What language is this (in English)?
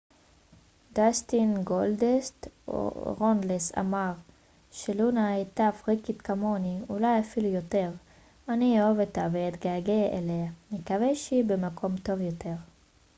Hebrew